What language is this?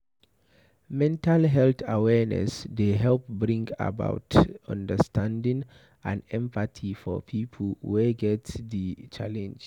Nigerian Pidgin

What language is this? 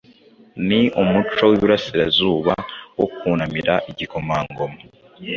Kinyarwanda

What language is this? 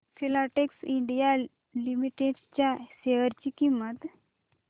Marathi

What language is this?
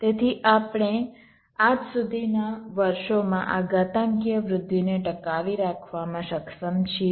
Gujarati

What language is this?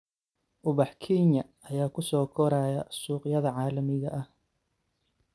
Somali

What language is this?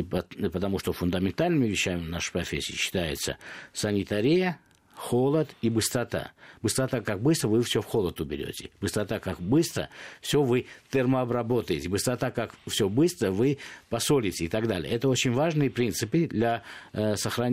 Russian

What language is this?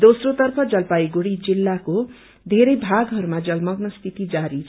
Nepali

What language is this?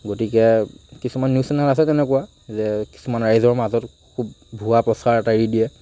Assamese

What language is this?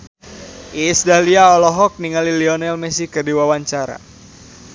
Sundanese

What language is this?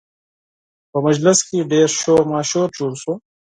Pashto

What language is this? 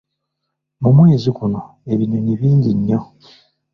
Ganda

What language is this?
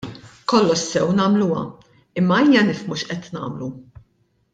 Maltese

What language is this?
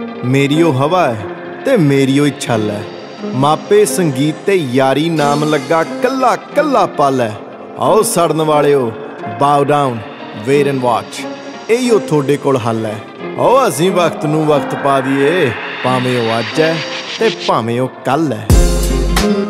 Turkish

